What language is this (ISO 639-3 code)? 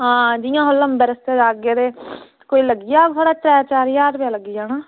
doi